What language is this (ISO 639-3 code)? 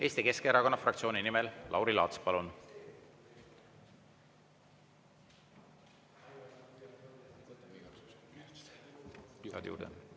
est